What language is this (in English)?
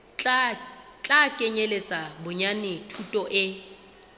Southern Sotho